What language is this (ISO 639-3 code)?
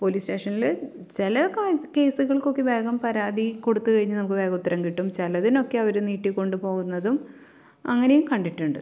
mal